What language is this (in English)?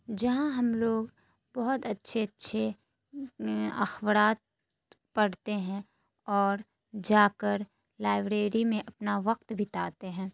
Urdu